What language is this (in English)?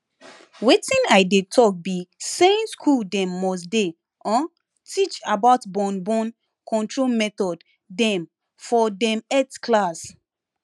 Nigerian Pidgin